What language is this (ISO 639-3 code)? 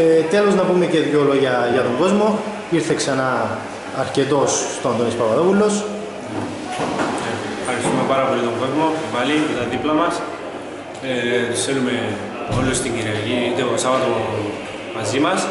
ell